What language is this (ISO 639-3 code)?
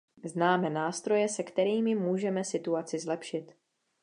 ces